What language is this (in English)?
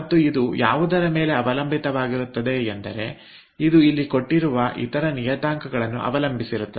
Kannada